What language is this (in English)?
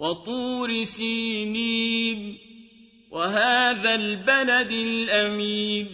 Arabic